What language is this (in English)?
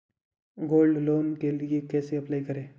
Hindi